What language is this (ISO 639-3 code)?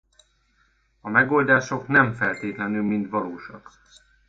hun